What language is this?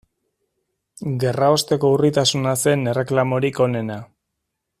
Basque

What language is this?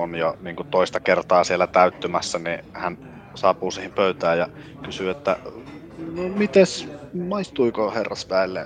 Finnish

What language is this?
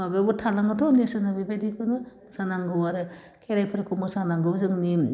Bodo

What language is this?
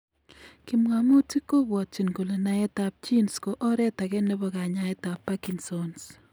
Kalenjin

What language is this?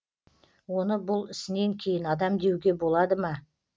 Kazakh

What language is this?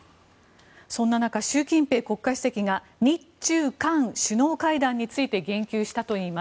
Japanese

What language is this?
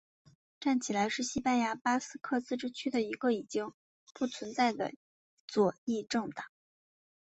Chinese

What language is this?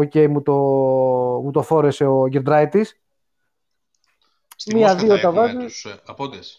Greek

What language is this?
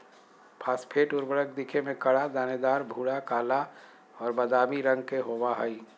Magahi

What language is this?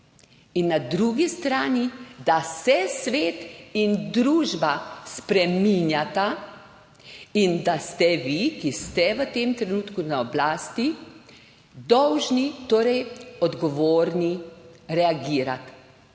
Slovenian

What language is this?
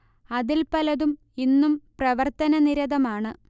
Malayalam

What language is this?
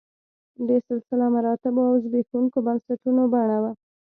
Pashto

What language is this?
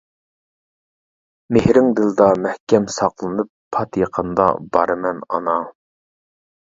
Uyghur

